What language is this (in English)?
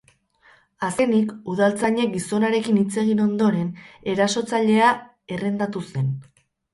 Basque